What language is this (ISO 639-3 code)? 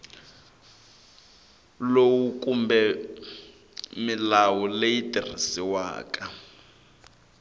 tso